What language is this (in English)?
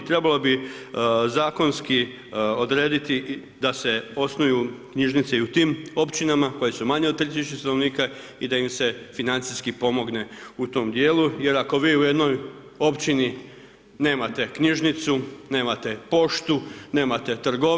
Croatian